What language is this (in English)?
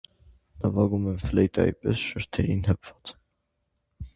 Armenian